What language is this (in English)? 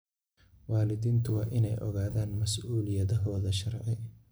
Somali